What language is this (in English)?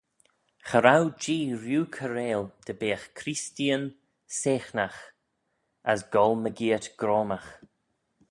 Manx